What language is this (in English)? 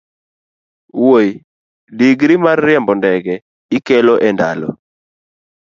Luo (Kenya and Tanzania)